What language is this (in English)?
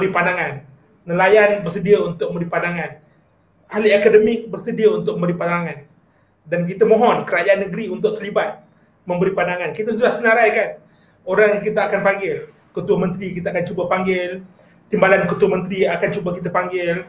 Malay